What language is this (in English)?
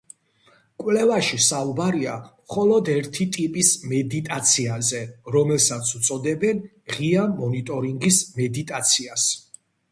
Georgian